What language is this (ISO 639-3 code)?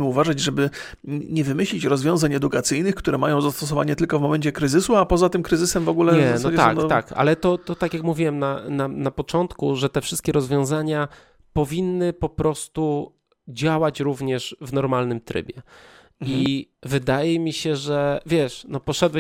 pol